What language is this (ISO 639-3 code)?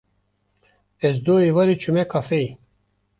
kur